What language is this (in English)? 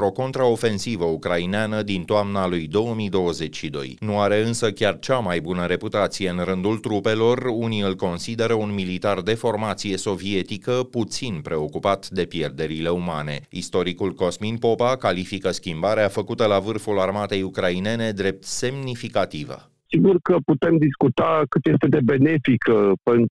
Romanian